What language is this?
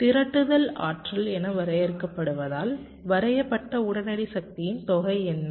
Tamil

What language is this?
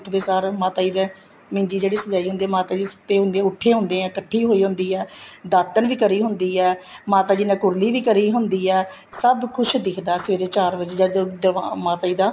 Punjabi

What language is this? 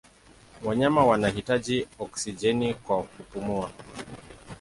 Swahili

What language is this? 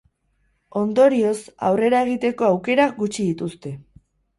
Basque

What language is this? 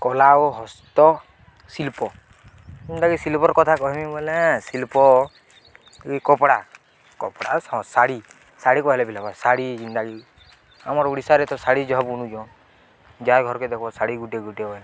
Odia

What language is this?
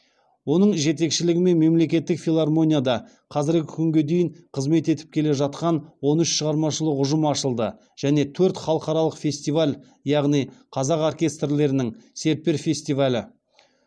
Kazakh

